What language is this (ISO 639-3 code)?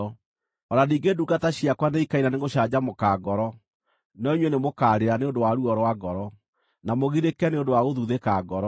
kik